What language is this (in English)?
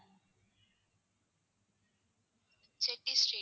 Tamil